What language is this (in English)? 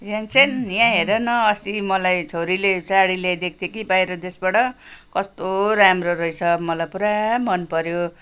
Nepali